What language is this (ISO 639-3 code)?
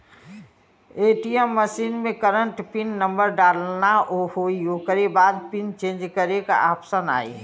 bho